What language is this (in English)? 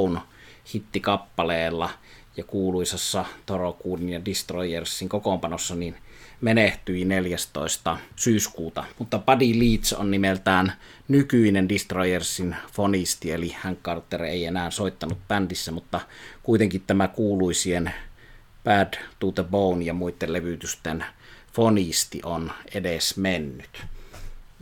Finnish